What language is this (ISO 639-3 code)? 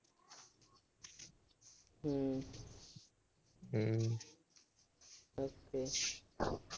pan